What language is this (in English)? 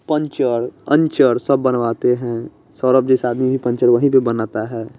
Hindi